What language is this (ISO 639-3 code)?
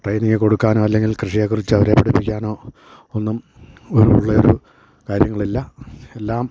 mal